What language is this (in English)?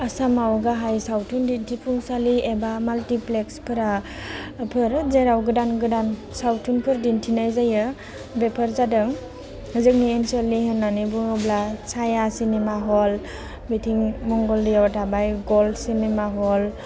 Bodo